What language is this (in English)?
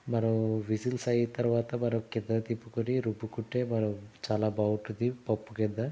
Telugu